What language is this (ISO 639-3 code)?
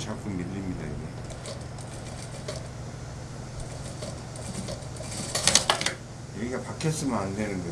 kor